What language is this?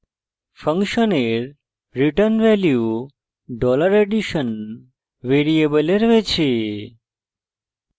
Bangla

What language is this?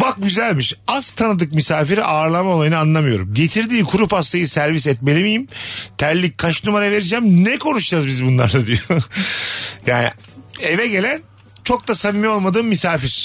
Turkish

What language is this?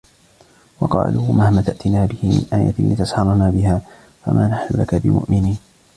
Arabic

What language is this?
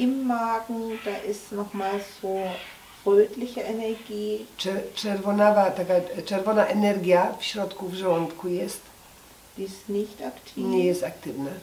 Polish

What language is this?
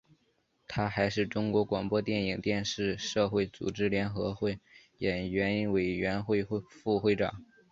Chinese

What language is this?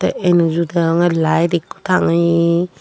Chakma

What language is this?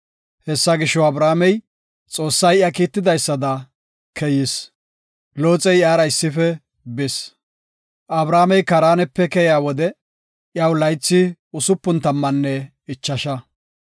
Gofa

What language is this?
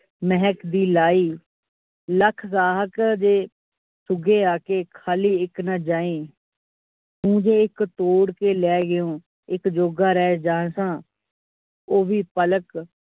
Punjabi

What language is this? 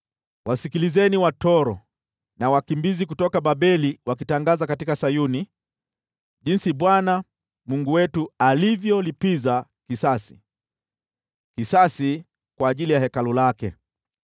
Swahili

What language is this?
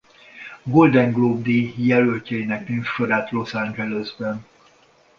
Hungarian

